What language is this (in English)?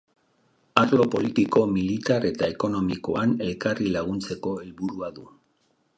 Basque